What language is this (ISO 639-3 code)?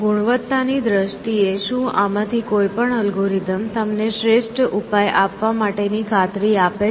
guj